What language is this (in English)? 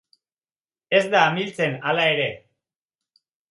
Basque